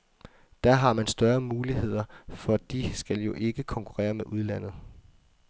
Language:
Danish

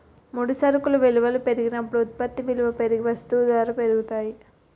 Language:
Telugu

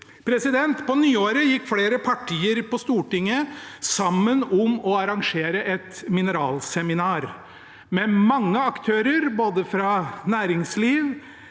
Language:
Norwegian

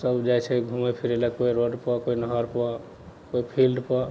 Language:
Maithili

